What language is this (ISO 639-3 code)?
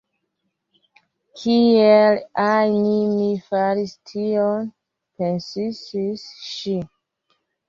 epo